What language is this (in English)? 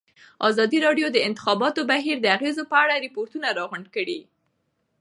Pashto